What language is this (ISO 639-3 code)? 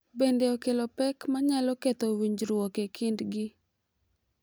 luo